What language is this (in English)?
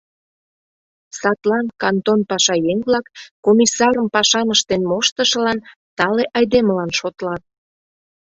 Mari